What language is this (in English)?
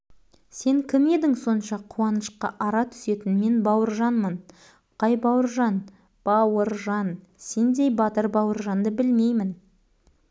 Kazakh